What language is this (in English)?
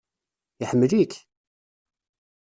Kabyle